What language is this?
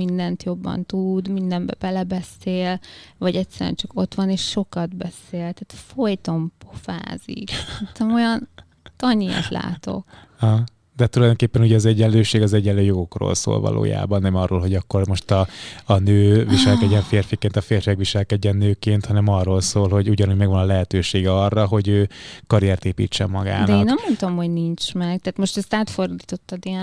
Hungarian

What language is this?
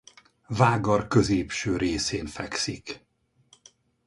Hungarian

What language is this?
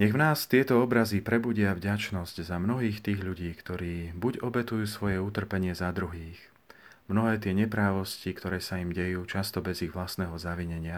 Slovak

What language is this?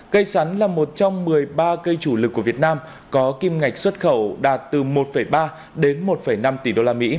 Vietnamese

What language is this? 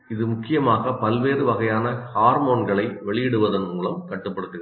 Tamil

